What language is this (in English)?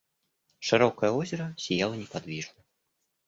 Russian